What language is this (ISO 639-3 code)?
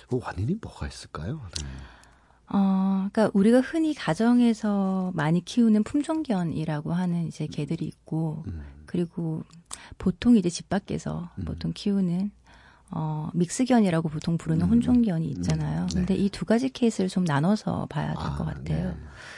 kor